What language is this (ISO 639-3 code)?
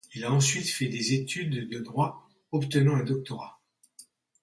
fra